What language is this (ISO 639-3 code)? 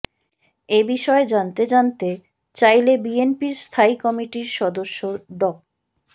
ben